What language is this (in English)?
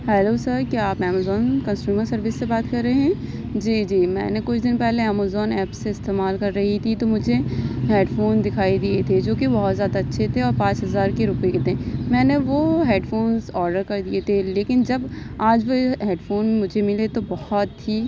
Urdu